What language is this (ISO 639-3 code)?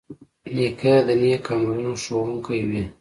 pus